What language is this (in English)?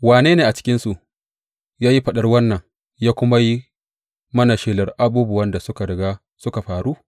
Hausa